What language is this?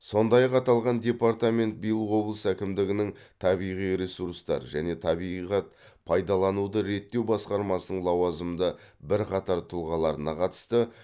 Kazakh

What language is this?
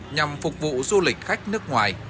Vietnamese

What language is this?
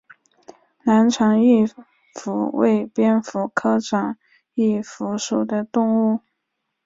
Chinese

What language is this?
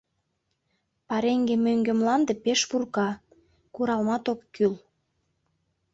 Mari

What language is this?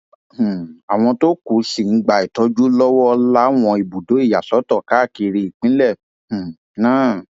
Yoruba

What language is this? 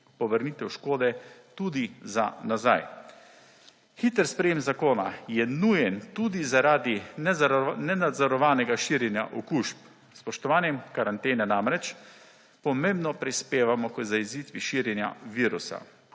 Slovenian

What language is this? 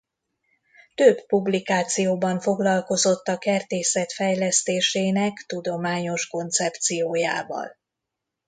Hungarian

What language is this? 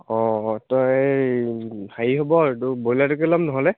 Assamese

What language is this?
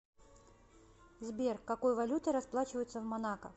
Russian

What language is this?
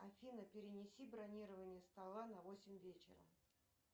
Russian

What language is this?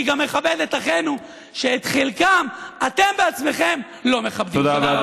Hebrew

